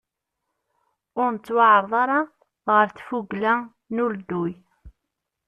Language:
Kabyle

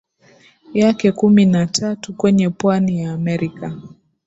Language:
Swahili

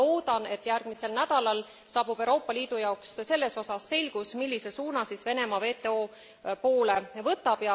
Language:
Estonian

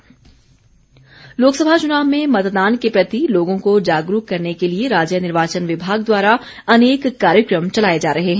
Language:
Hindi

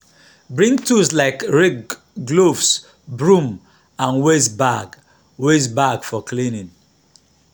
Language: Nigerian Pidgin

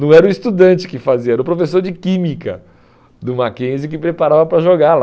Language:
Portuguese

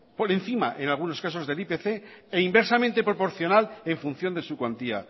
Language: Spanish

